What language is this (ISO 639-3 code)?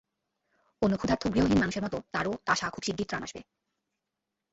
ben